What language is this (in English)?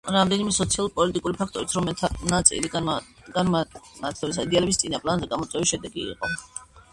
Georgian